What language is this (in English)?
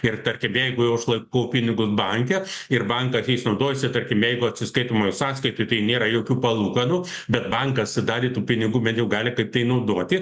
Lithuanian